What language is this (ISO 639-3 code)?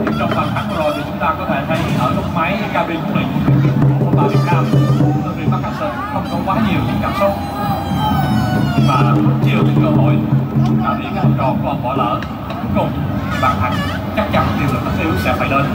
vie